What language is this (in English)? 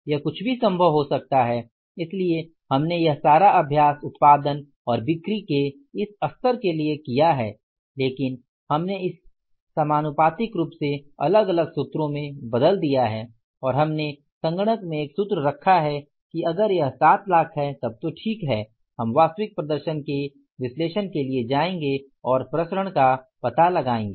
Hindi